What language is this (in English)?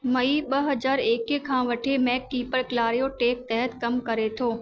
Sindhi